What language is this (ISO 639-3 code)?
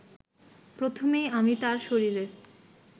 ben